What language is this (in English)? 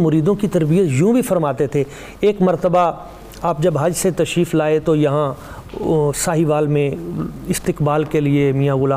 Urdu